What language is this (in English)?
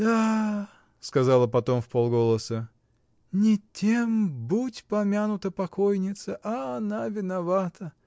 Russian